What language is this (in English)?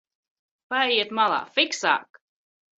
Latvian